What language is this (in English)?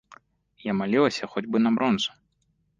Belarusian